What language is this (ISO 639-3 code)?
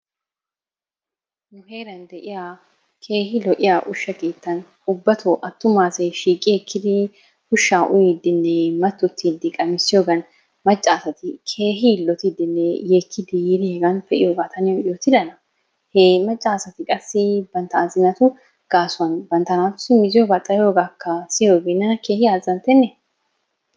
wal